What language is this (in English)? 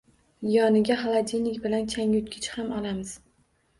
Uzbek